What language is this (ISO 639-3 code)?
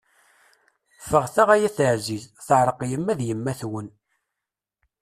kab